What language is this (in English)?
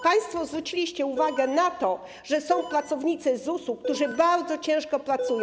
Polish